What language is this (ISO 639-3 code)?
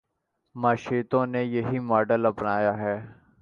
urd